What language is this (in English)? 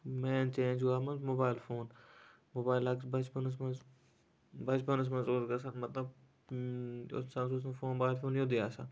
Kashmiri